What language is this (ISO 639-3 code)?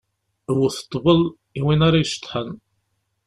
kab